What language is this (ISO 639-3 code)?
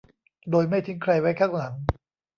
tha